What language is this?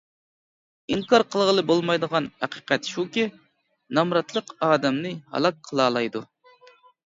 Uyghur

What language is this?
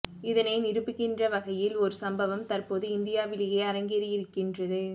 Tamil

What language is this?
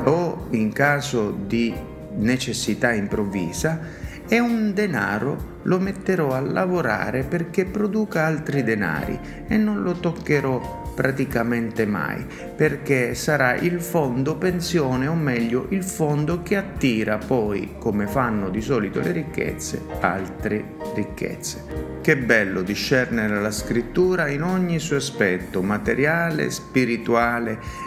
Italian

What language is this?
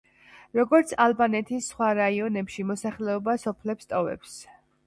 Georgian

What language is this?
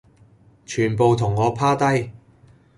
Cantonese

